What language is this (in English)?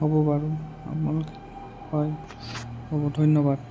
Assamese